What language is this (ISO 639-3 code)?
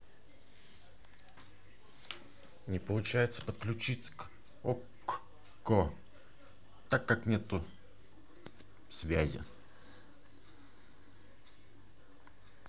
rus